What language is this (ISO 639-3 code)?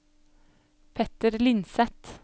nor